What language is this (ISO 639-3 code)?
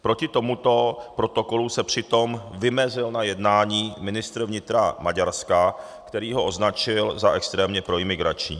ces